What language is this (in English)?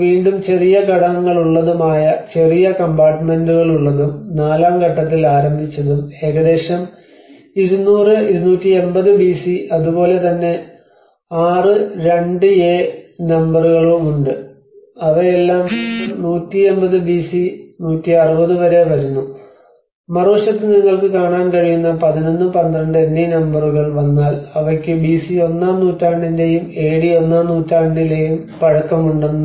Malayalam